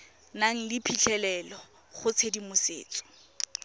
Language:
Tswana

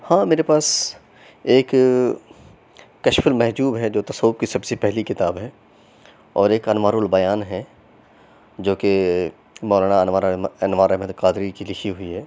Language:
Urdu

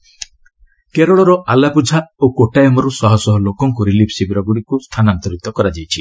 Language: Odia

